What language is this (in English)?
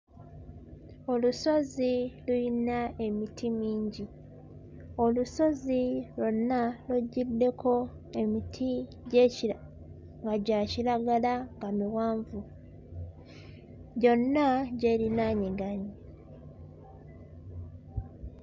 Ganda